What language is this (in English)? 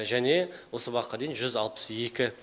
Kazakh